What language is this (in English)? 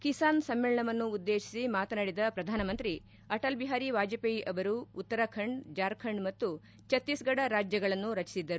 Kannada